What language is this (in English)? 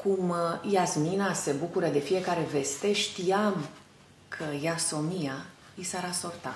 Romanian